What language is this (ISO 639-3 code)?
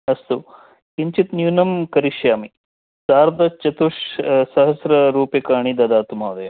san